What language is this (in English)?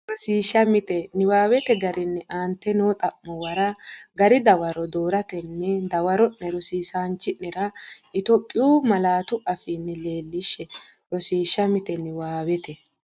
Sidamo